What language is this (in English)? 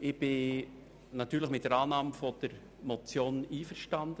Swiss German